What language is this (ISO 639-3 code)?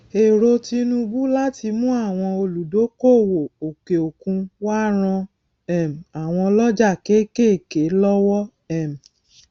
yor